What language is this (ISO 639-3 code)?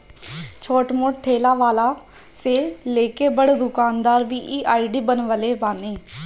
bho